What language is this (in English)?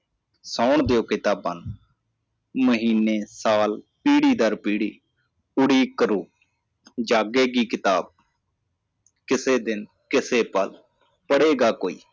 Punjabi